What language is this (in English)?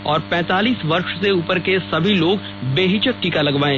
Hindi